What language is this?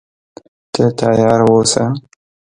Pashto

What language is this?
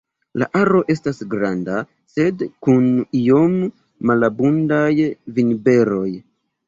Esperanto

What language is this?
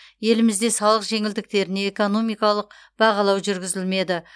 Kazakh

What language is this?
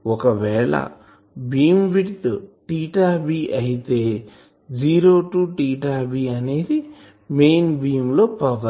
Telugu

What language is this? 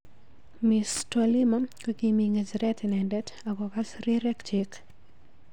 Kalenjin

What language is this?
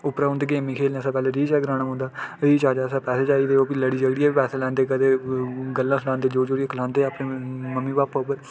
Dogri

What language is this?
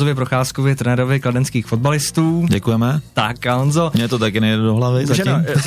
Czech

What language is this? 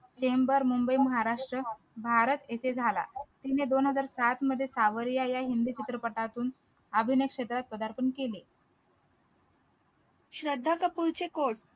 Marathi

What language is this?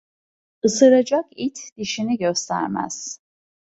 Turkish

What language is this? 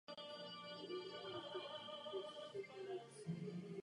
Czech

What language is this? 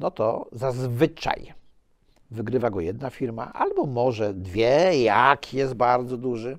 Polish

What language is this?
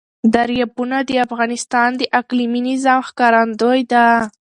Pashto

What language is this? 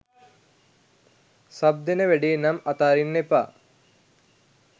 Sinhala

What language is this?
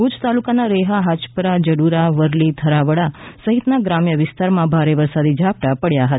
Gujarati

